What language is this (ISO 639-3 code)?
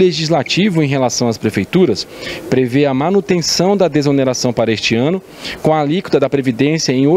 por